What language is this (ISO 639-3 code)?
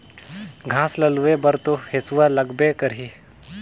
hne